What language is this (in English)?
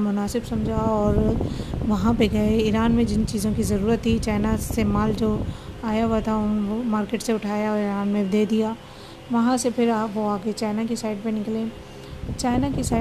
Urdu